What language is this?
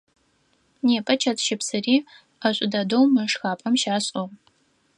Adyghe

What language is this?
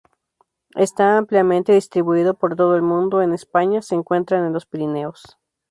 Spanish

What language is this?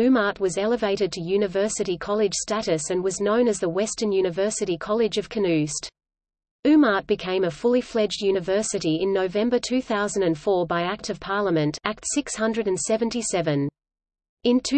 English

